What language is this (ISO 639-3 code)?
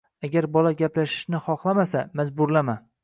uzb